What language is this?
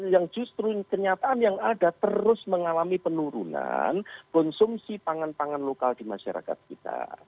Indonesian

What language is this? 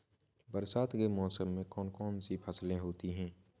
Hindi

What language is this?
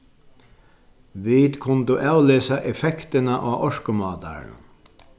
Faroese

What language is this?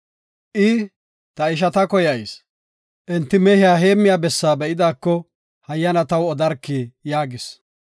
Gofa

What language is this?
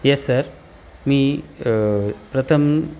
Marathi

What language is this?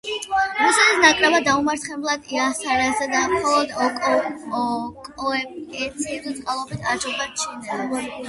Georgian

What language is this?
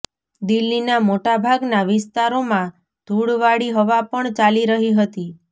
Gujarati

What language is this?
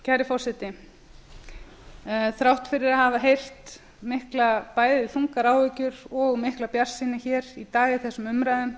Icelandic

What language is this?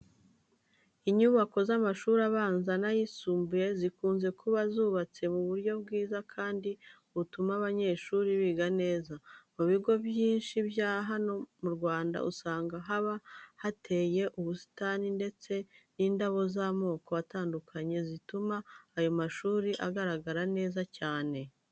Kinyarwanda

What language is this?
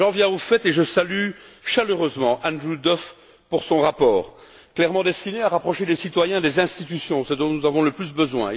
French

